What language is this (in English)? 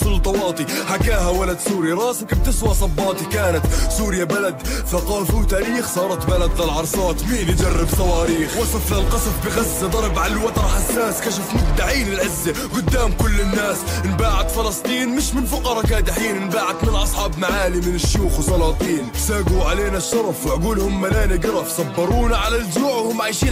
Arabic